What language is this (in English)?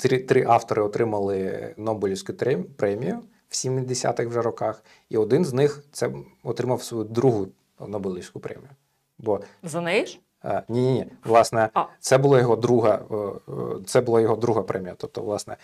Ukrainian